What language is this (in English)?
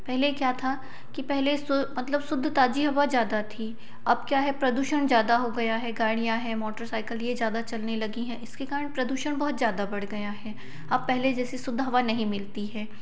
Hindi